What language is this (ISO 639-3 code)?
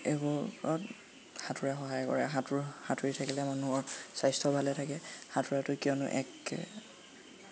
asm